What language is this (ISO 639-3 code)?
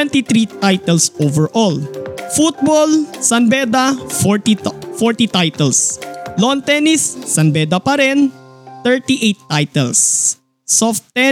fil